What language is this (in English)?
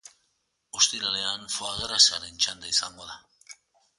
Basque